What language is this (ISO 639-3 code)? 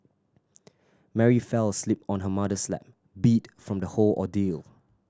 eng